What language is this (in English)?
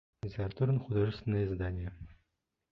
Bashkir